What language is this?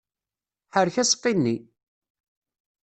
Kabyle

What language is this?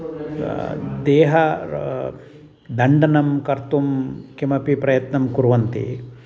Sanskrit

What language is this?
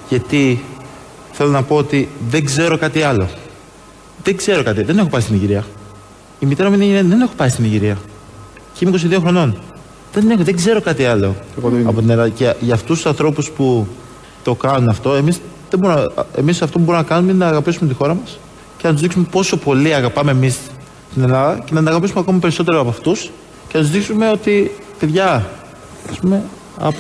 Greek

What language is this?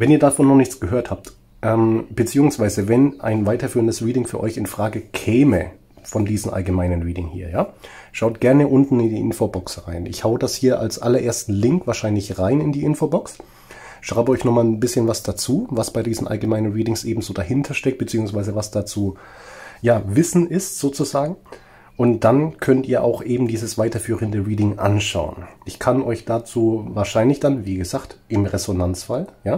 German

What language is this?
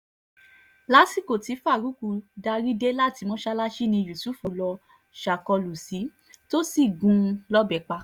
Yoruba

